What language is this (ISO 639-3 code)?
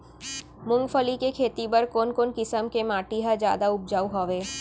hne